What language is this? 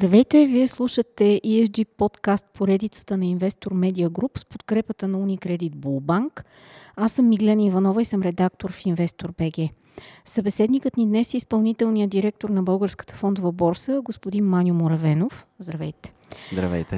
Bulgarian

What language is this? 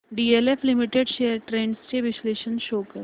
Marathi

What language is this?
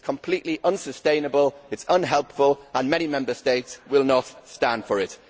English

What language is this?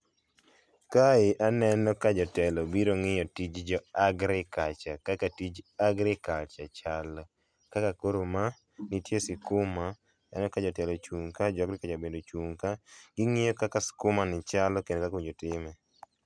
Luo (Kenya and Tanzania)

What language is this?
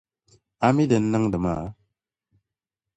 Dagbani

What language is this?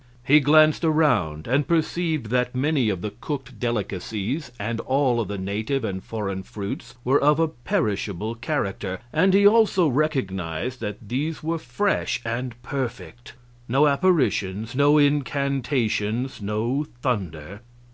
English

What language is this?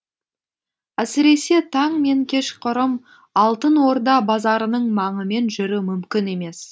Kazakh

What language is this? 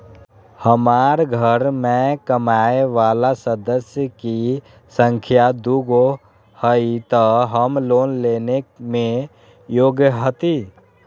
Magahi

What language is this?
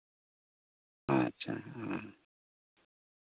Santali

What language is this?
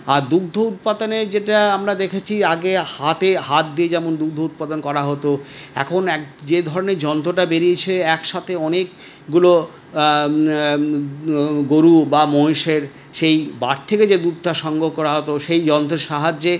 Bangla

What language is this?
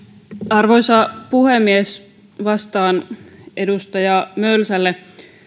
Finnish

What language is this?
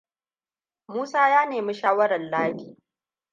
Hausa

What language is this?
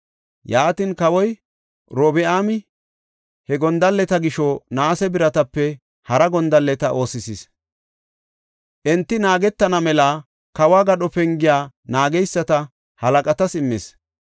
Gofa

